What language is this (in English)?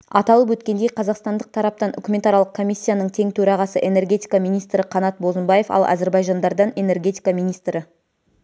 Kazakh